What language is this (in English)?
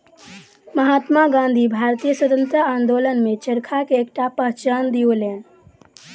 Maithili